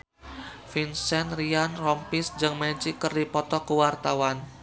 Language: Sundanese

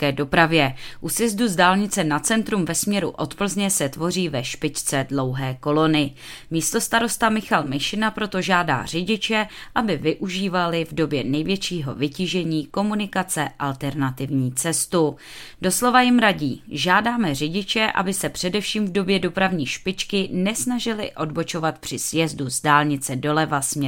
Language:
Czech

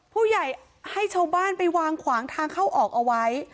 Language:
Thai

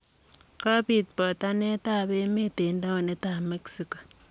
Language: Kalenjin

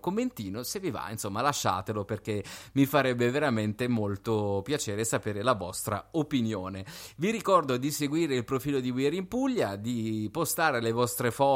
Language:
Italian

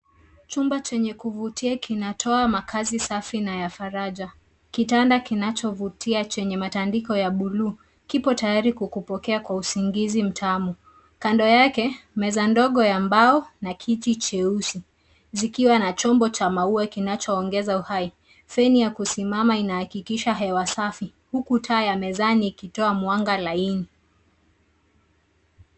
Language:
Swahili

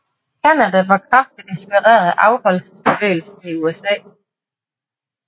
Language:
Danish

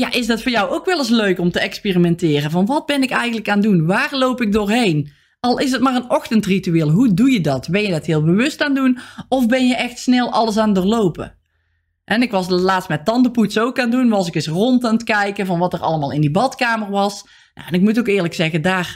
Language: Dutch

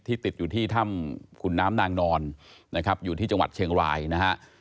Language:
Thai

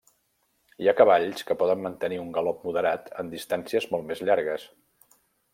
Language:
Catalan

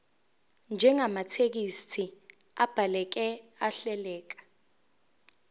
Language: Zulu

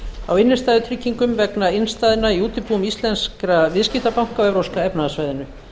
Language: Icelandic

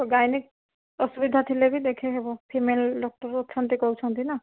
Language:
Odia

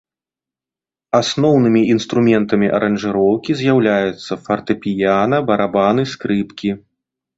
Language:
Belarusian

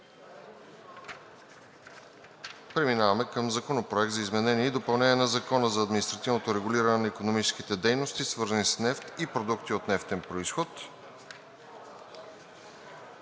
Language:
Bulgarian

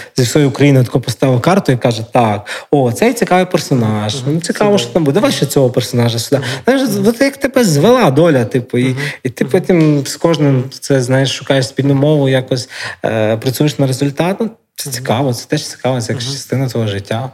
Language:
Ukrainian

